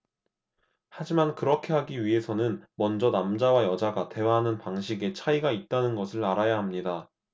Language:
Korean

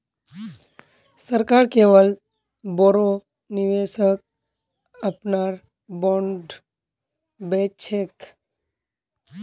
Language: Magahi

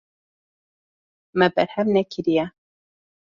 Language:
Kurdish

